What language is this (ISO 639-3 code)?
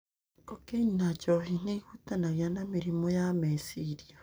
kik